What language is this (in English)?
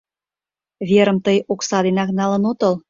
Mari